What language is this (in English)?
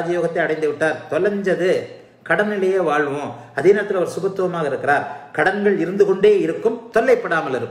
English